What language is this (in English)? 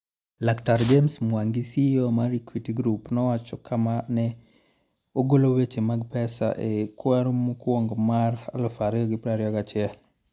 Luo (Kenya and Tanzania)